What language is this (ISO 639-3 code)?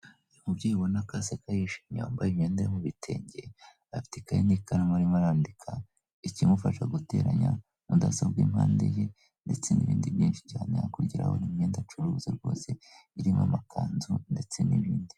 kin